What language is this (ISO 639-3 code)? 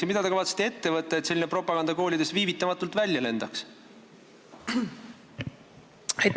est